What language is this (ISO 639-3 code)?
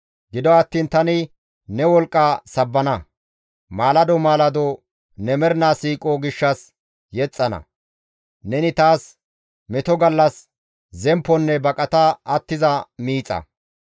gmv